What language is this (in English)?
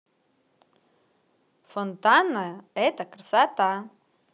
Russian